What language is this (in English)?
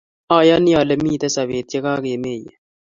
Kalenjin